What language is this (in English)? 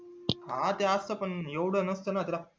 Marathi